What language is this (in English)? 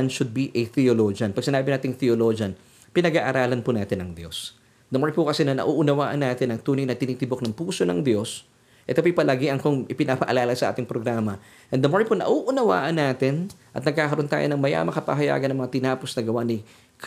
Filipino